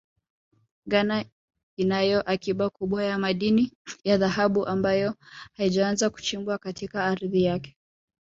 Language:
Swahili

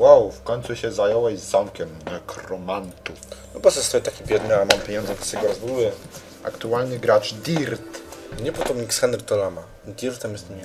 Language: Polish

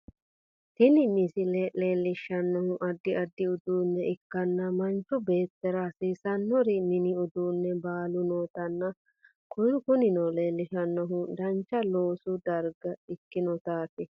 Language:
Sidamo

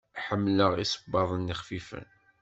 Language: Kabyle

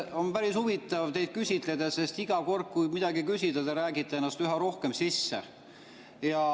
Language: Estonian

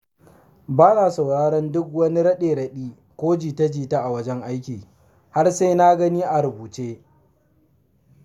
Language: Hausa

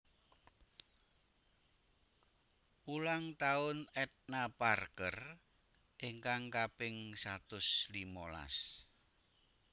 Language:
Javanese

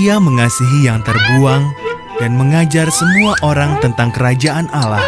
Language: Indonesian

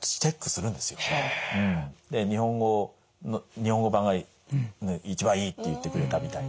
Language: Japanese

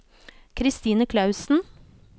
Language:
Norwegian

